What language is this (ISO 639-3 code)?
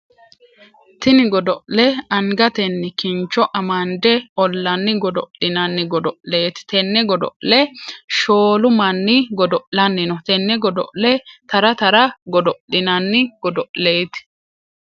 sid